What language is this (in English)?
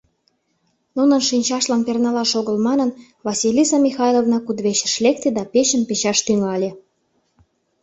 Mari